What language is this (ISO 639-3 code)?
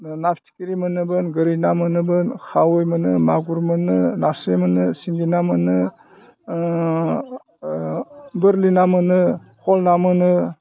brx